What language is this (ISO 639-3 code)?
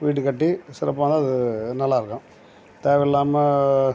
tam